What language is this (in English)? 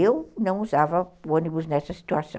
Portuguese